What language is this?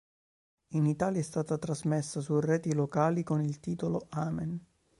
Italian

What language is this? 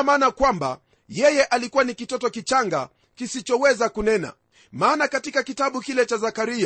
Swahili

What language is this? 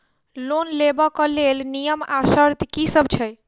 Maithili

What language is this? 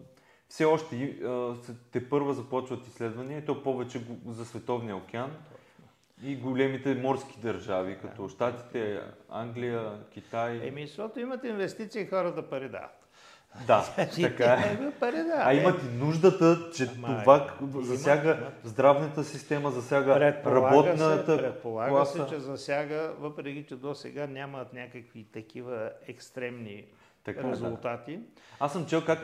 Bulgarian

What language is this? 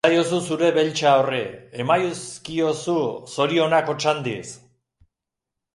Basque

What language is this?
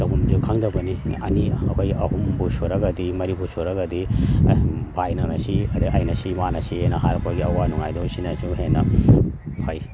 Manipuri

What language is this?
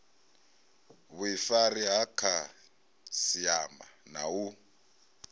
Venda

